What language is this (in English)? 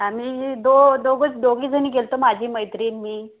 Marathi